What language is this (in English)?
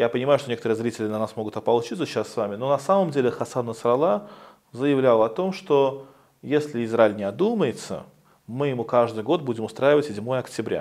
Russian